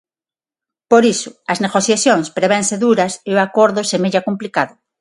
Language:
Galician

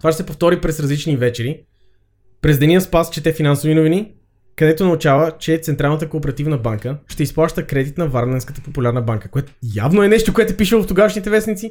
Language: Bulgarian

